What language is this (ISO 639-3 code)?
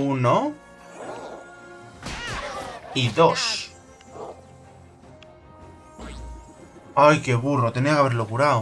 spa